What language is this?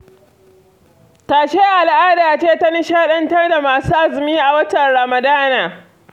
Hausa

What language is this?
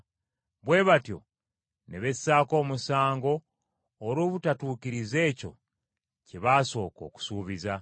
Ganda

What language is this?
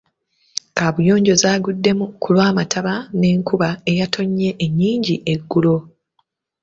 Ganda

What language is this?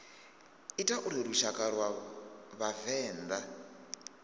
Venda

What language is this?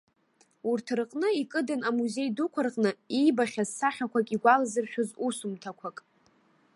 Abkhazian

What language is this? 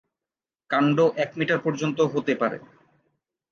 Bangla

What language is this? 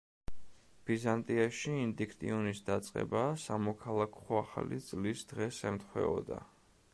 Georgian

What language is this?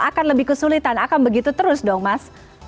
Indonesian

